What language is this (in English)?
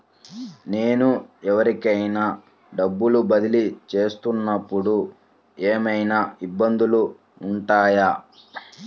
Telugu